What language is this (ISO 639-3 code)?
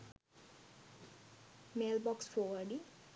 sin